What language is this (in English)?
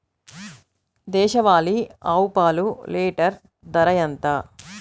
Telugu